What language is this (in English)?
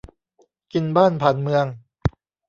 Thai